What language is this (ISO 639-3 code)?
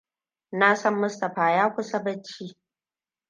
hau